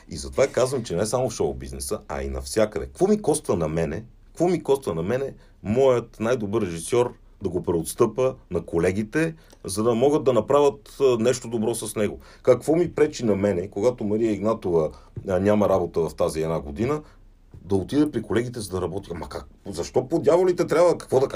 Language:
Bulgarian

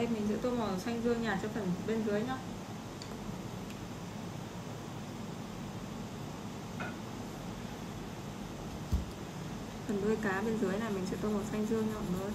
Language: Vietnamese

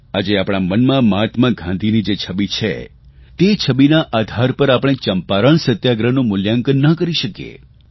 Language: Gujarati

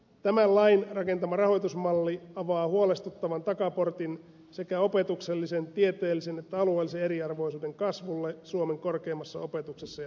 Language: Finnish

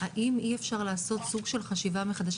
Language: Hebrew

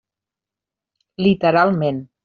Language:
Catalan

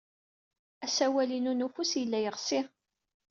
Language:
Kabyle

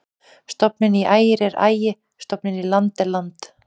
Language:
Icelandic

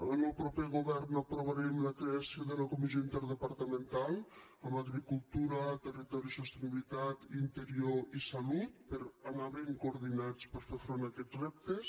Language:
Catalan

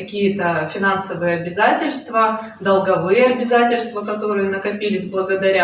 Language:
Russian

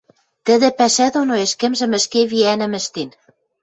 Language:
Western Mari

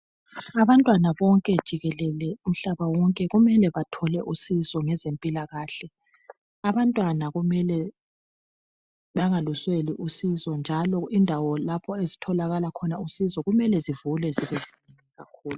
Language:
North Ndebele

